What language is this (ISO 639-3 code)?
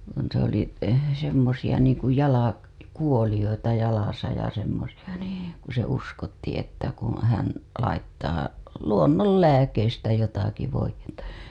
fin